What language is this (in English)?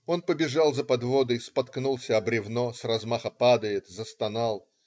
Russian